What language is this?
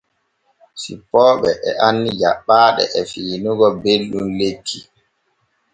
Borgu Fulfulde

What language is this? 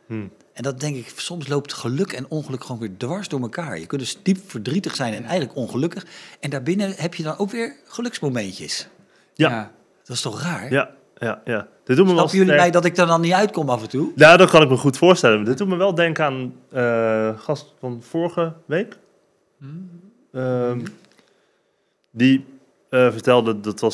Dutch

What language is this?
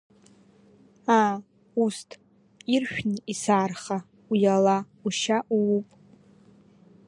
Abkhazian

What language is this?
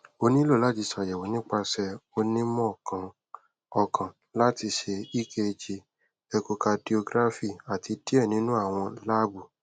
Yoruba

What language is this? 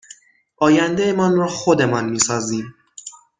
Persian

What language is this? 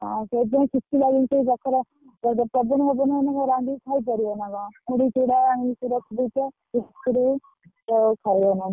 Odia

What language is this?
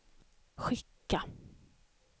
Swedish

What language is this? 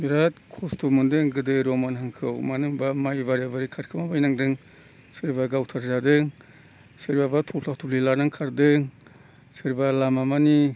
Bodo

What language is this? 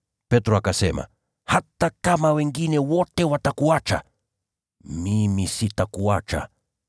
Swahili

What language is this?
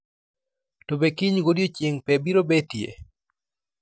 Luo (Kenya and Tanzania)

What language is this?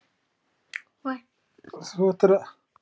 Icelandic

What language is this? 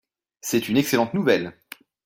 French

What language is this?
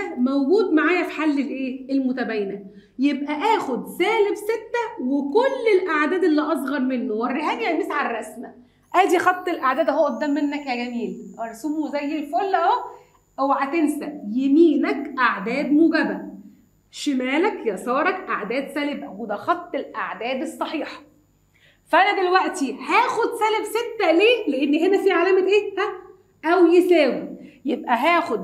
Arabic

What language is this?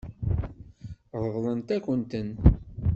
Kabyle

